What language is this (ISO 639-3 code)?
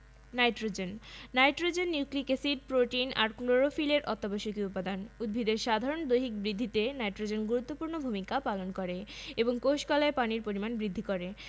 ben